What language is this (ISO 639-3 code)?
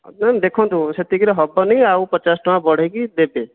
ori